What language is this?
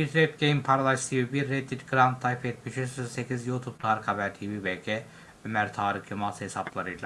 Turkish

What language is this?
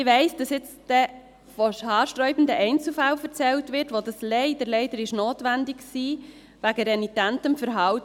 Swiss German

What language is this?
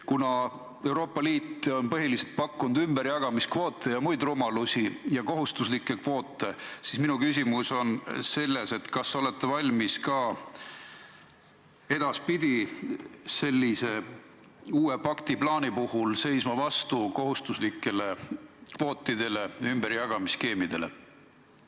Estonian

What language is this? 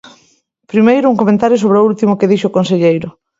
Galician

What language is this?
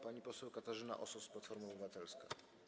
Polish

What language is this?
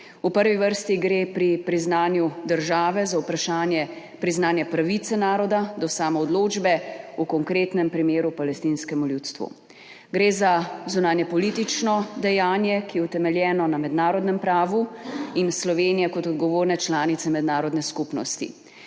Slovenian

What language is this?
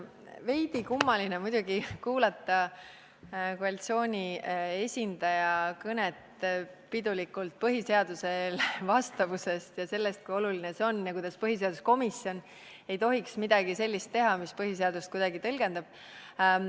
Estonian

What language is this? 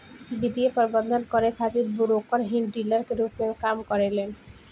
Bhojpuri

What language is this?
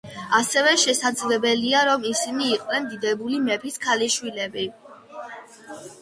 Georgian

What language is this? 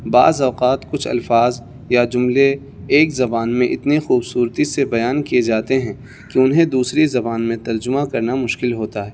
Urdu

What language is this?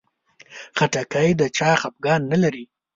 Pashto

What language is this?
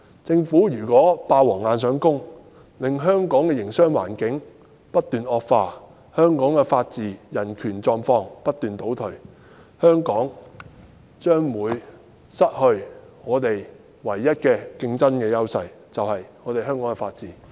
Cantonese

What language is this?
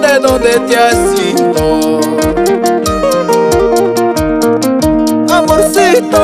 Romanian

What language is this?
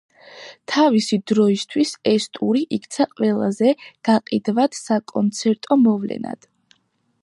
Georgian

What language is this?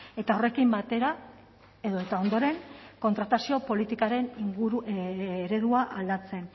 Basque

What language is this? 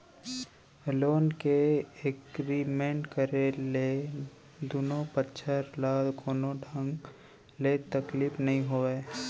Chhattisgarhi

